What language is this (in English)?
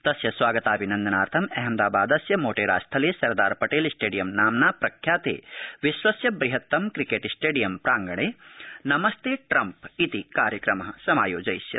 Sanskrit